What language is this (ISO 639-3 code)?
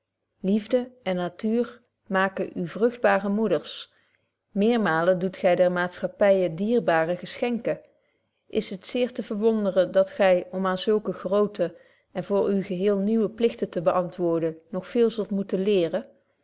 nld